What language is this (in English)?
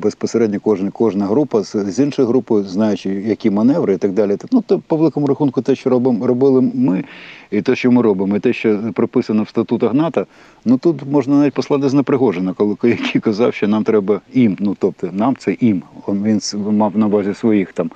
Ukrainian